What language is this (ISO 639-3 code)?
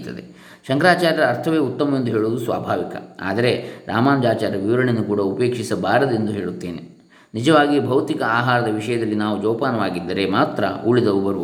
kan